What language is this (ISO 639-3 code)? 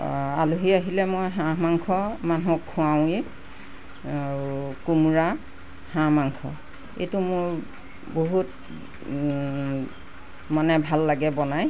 asm